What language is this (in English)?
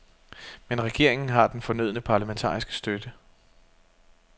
Danish